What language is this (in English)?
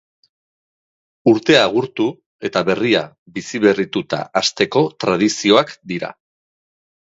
Basque